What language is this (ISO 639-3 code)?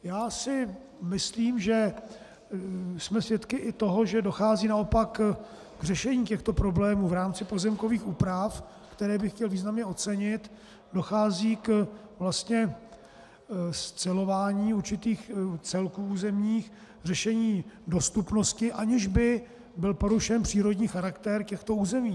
ces